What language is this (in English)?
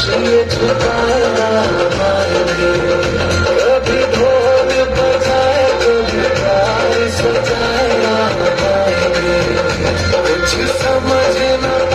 Arabic